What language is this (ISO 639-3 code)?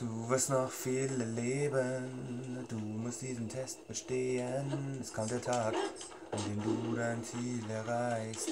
deu